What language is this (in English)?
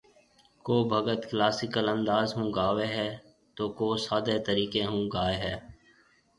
Marwari (Pakistan)